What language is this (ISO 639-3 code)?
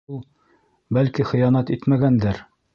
bak